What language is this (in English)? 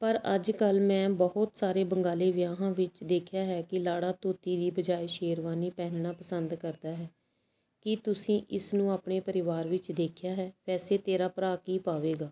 Punjabi